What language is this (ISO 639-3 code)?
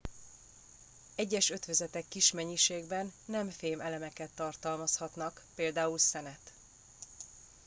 hun